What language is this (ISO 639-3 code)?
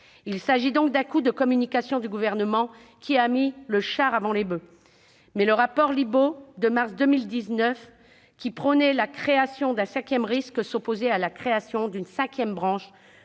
fra